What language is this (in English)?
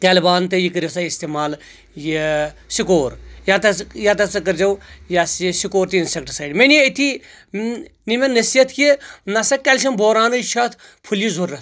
Kashmiri